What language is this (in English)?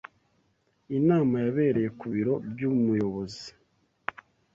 Kinyarwanda